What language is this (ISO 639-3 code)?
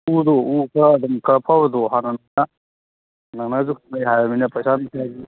mni